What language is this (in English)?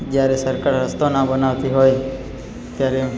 Gujarati